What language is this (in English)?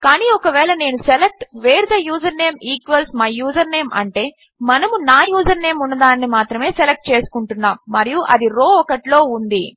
Telugu